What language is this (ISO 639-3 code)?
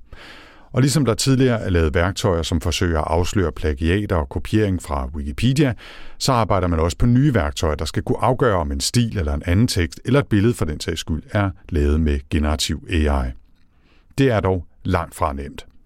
dan